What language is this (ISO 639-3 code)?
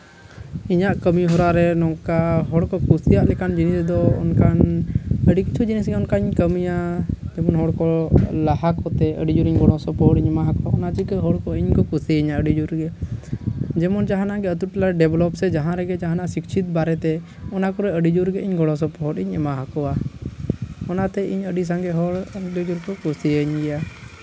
sat